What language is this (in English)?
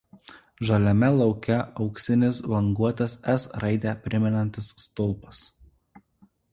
Lithuanian